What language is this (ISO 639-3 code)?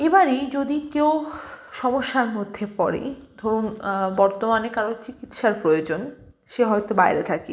ben